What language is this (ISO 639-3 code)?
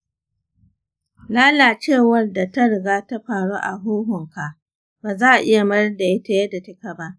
hau